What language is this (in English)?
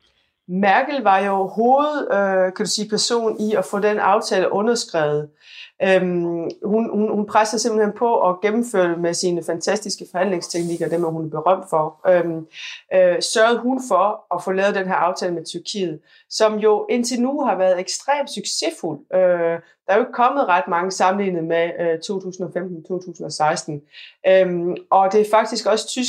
Danish